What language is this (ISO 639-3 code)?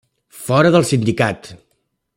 cat